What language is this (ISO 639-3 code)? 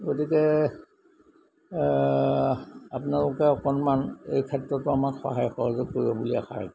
asm